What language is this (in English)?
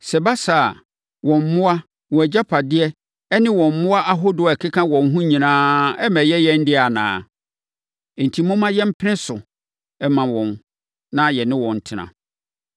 Akan